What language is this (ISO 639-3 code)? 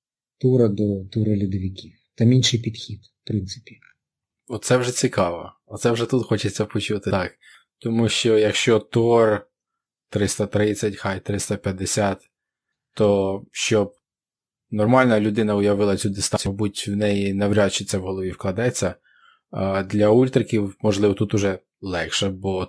ukr